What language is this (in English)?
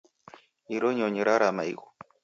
Taita